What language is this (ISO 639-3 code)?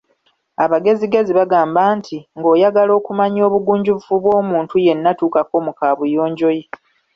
lug